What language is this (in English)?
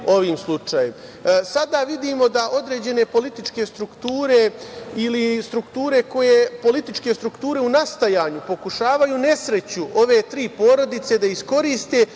Serbian